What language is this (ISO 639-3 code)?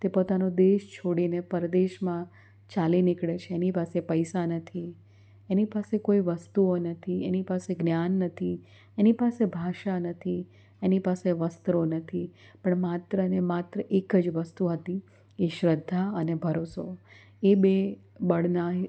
guj